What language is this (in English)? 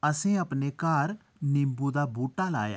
Dogri